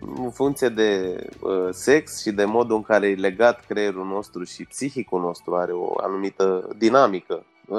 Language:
Romanian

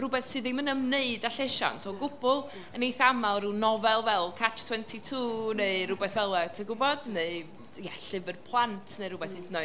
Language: Welsh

